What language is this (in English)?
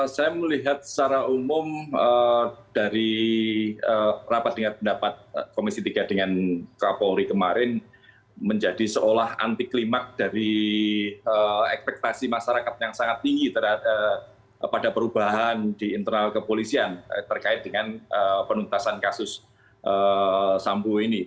Indonesian